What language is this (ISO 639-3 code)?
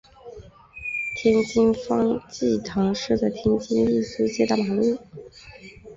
zho